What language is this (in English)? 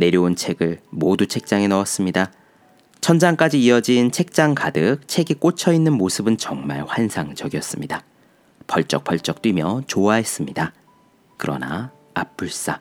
Korean